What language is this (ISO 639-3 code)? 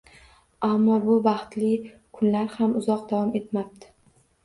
uzb